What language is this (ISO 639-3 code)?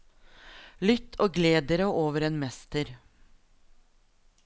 nor